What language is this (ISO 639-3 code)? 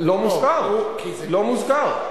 heb